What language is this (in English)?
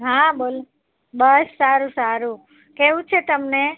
Gujarati